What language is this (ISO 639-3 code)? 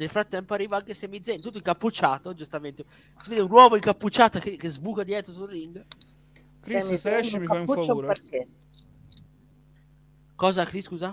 ita